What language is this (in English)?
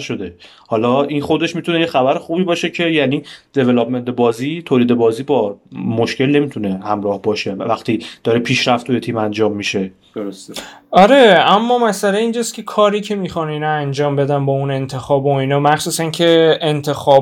Persian